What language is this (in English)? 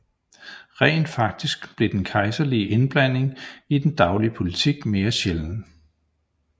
Danish